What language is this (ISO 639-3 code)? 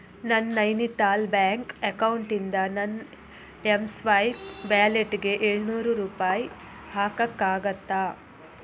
kan